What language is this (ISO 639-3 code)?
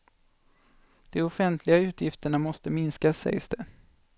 swe